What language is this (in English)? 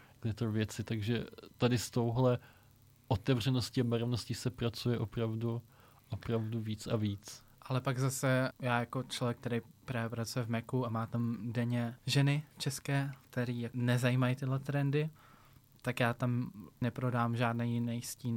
Czech